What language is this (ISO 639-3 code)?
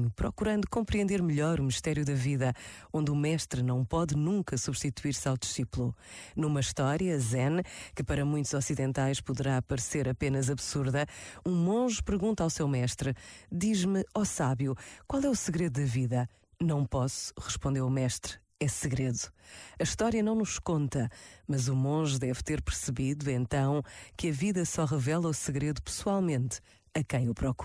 por